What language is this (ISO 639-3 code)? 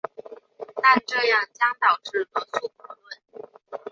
zho